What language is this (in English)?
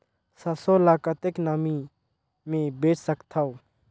Chhattisgarhi